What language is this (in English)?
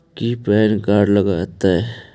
Magahi